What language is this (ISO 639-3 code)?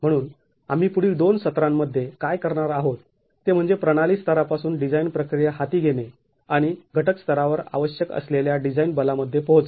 mar